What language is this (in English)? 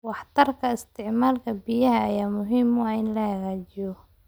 Somali